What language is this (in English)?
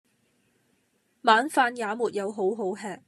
Cantonese